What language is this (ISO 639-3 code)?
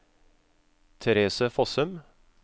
nor